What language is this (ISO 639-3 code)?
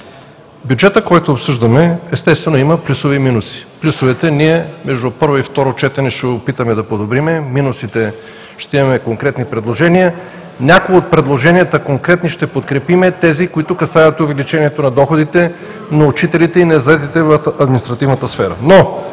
bul